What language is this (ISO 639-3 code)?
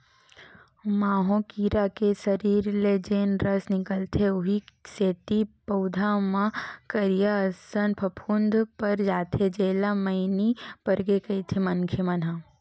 hne